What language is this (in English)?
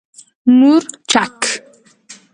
Pashto